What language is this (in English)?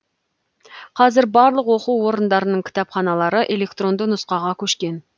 Kazakh